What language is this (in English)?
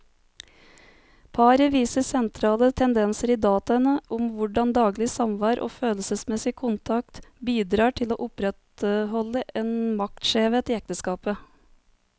Norwegian